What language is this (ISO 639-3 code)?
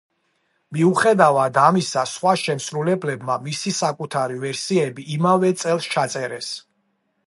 kat